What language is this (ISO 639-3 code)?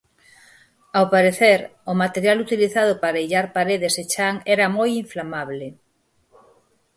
glg